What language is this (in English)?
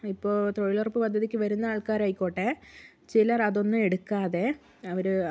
Malayalam